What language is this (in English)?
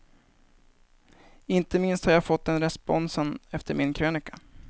Swedish